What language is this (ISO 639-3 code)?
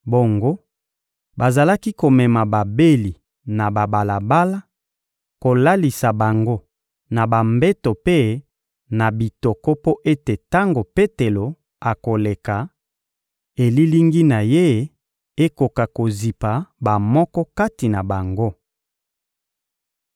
lin